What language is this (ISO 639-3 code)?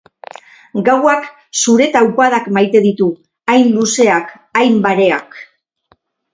eus